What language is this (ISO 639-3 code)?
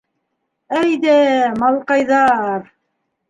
bak